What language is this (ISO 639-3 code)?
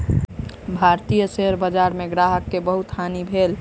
mai